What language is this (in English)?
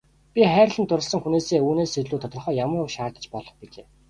Mongolian